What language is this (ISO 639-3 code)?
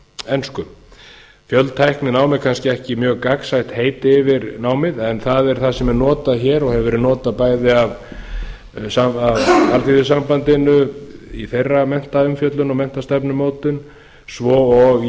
isl